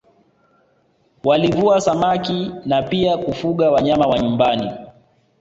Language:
Swahili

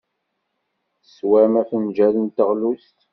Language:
Kabyle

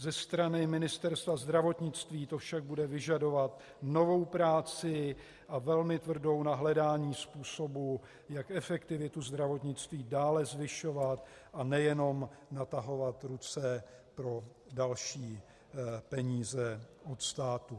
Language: Czech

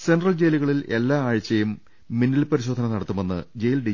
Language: Malayalam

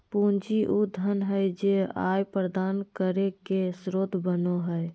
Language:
Magahi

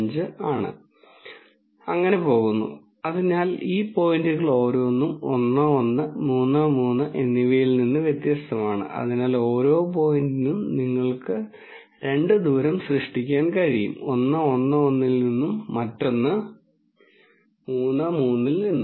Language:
Malayalam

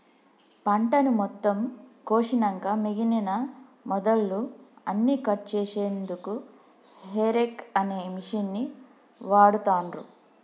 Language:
Telugu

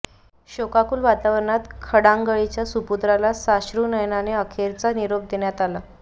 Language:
Marathi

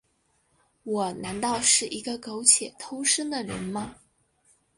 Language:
Chinese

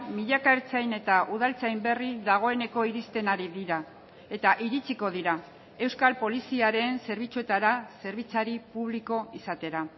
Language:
Basque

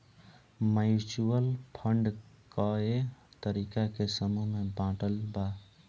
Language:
Bhojpuri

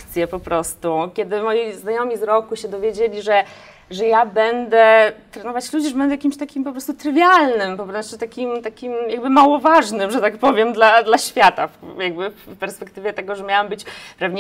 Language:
Polish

